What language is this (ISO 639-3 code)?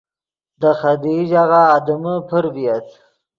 ydg